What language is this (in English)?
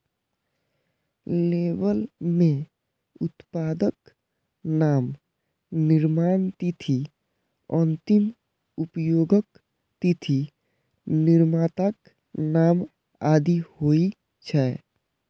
Maithili